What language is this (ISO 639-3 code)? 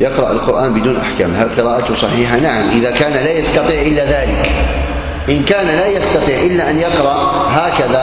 ara